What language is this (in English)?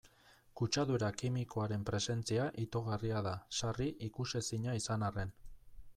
Basque